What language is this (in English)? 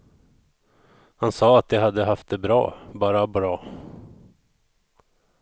Swedish